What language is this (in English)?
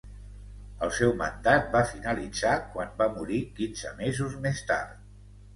Catalan